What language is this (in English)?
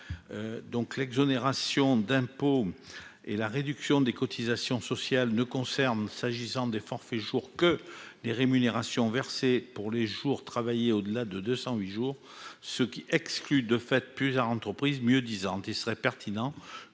French